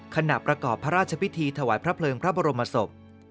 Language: Thai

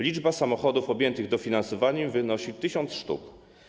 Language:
Polish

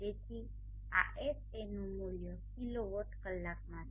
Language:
Gujarati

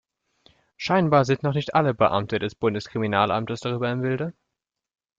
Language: German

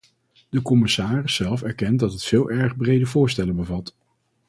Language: Dutch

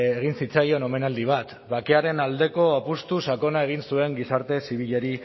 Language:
Basque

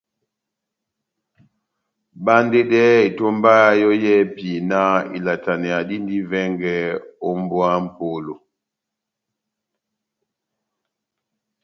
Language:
Batanga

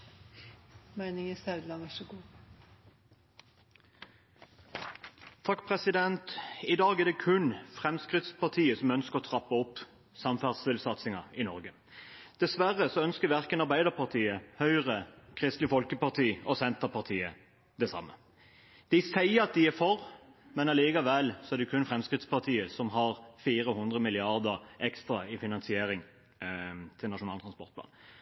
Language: Norwegian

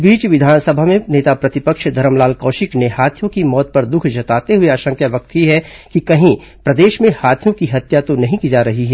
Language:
Hindi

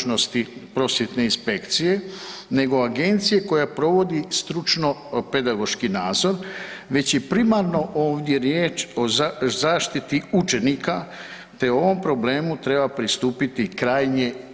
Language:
Croatian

